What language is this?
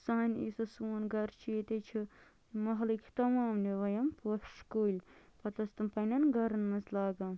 Kashmiri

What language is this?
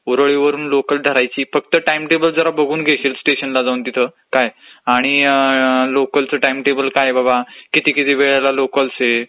Marathi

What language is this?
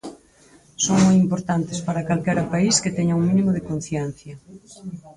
Galician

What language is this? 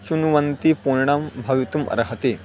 Sanskrit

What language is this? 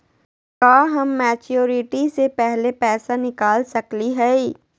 Magahi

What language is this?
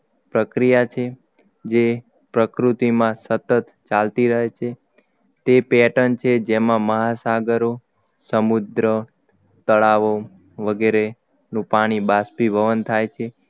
Gujarati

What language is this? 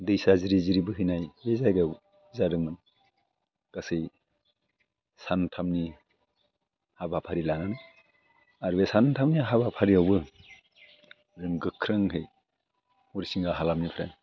Bodo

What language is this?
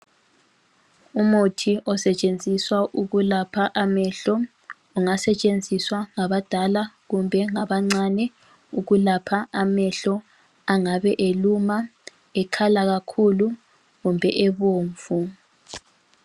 North Ndebele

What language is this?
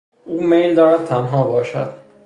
Persian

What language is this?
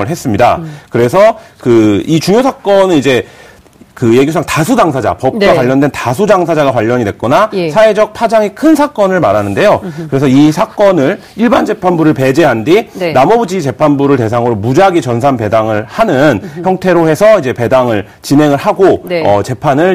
Korean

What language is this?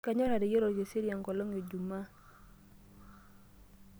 Masai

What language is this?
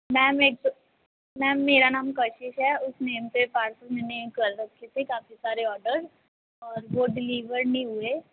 Punjabi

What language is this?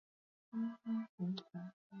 Basque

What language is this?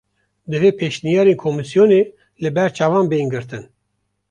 Kurdish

